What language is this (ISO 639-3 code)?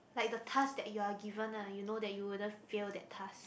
eng